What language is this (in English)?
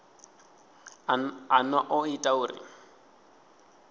Venda